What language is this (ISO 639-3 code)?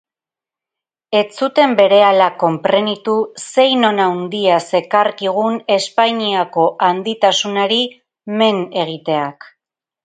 eus